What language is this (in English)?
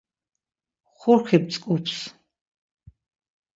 Laz